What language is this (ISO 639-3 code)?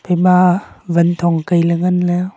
nnp